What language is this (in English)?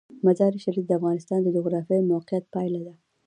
Pashto